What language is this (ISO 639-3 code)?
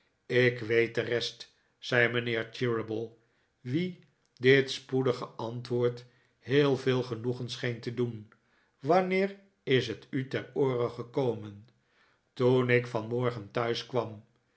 nld